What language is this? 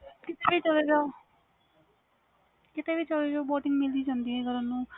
Punjabi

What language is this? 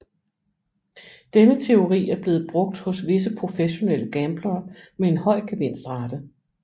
Danish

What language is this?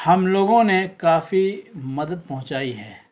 Urdu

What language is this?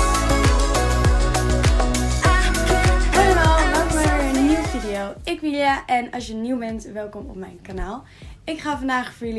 Dutch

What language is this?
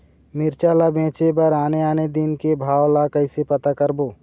Chhattisgarhi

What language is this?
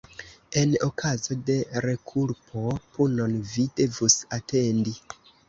Esperanto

